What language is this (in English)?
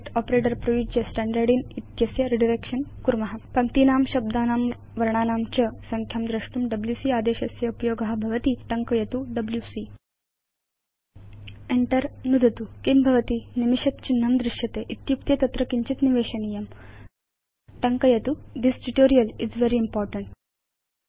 Sanskrit